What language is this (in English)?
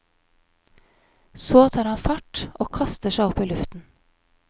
Norwegian